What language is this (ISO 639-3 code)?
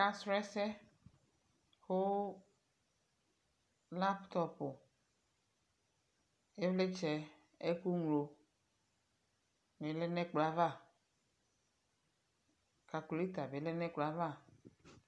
kpo